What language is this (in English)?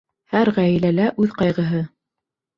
Bashkir